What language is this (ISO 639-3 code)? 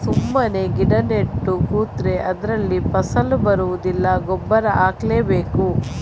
kan